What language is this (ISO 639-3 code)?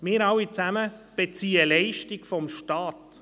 gsw